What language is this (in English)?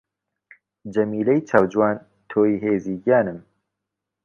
Central Kurdish